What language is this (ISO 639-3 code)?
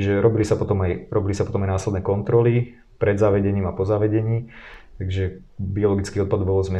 slk